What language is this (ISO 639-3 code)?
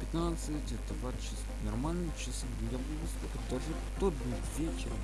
rus